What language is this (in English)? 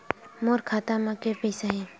Chhattisgarhi